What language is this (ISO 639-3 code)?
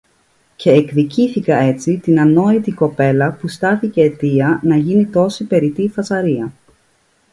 ell